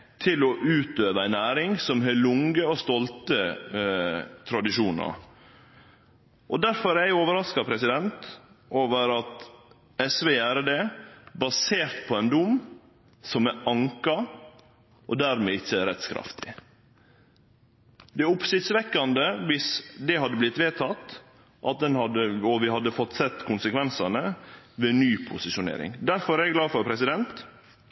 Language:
Norwegian Nynorsk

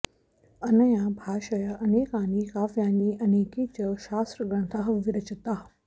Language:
Sanskrit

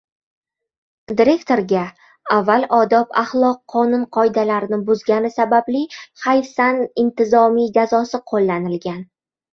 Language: Uzbek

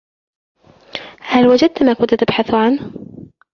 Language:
Arabic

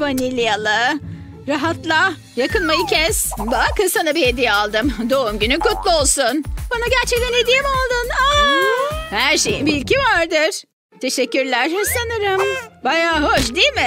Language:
Turkish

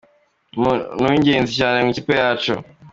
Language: Kinyarwanda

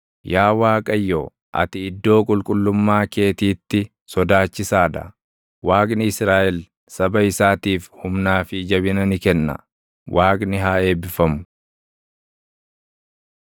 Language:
Oromo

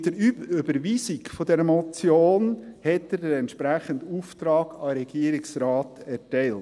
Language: Swiss German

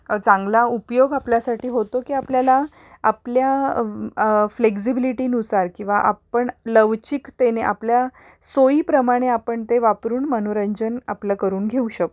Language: Marathi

